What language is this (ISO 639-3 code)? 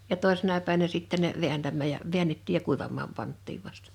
fin